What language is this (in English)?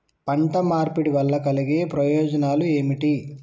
Telugu